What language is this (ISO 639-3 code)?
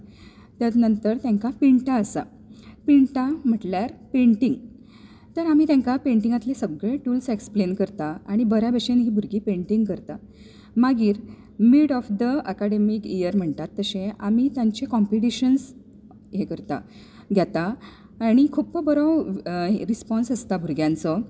kok